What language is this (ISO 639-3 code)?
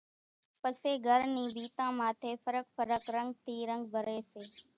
gjk